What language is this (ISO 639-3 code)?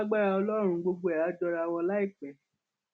yor